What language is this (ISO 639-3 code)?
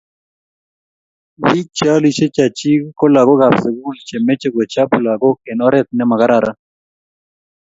kln